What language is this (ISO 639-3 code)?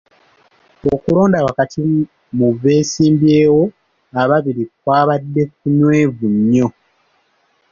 lug